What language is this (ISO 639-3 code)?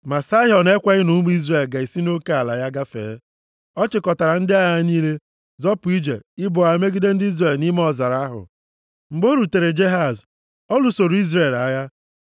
ibo